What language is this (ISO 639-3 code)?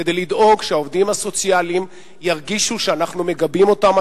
heb